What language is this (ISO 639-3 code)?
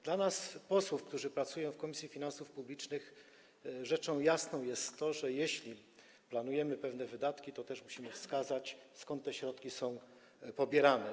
pol